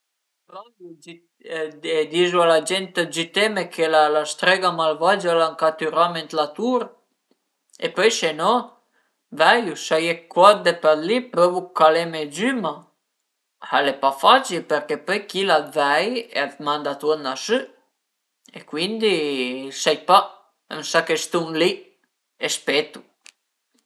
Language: Piedmontese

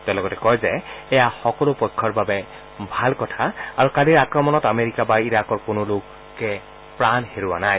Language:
Assamese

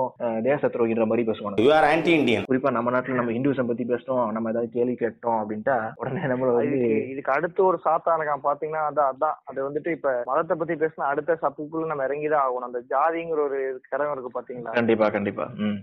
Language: Tamil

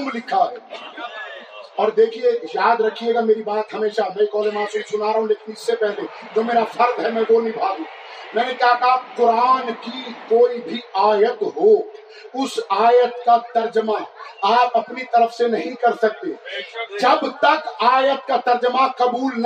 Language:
Urdu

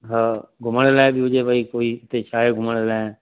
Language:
Sindhi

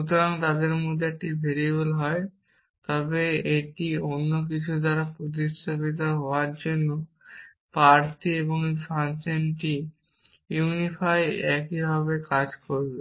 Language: Bangla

